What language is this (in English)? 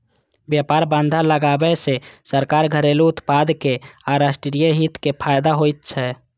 Maithili